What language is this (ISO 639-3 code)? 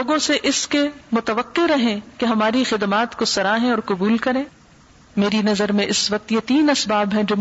urd